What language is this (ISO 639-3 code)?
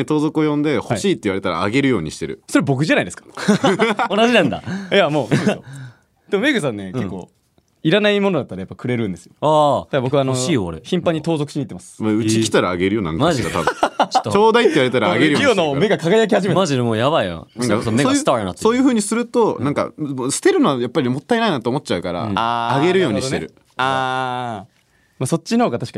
jpn